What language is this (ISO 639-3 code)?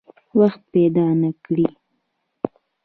pus